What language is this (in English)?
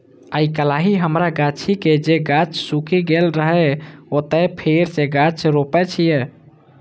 Maithili